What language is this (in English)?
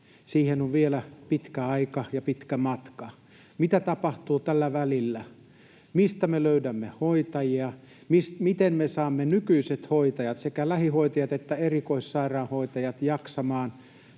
Finnish